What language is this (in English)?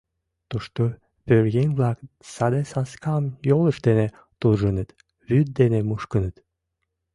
Mari